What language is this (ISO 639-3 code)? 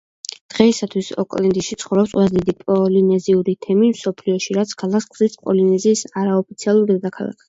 kat